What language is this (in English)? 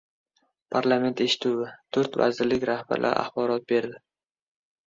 Uzbek